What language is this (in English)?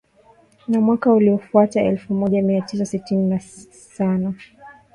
Swahili